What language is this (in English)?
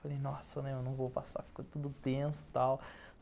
Portuguese